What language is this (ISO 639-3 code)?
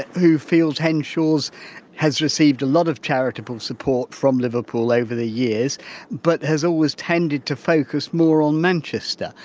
eng